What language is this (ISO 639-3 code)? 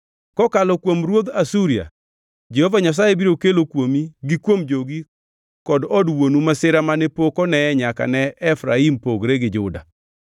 luo